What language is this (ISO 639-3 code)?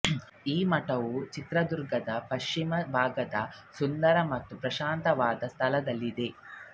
kan